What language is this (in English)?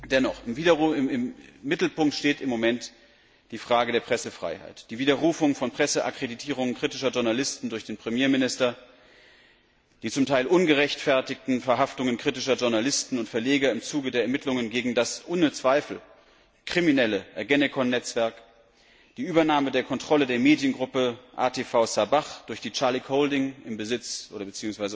German